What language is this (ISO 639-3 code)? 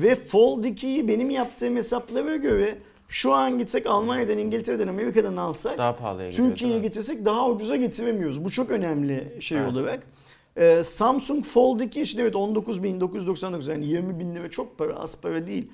tur